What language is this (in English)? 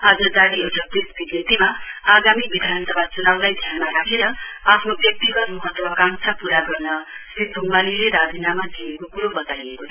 Nepali